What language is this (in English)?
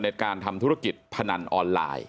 Thai